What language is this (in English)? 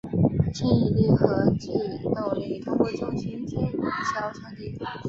Chinese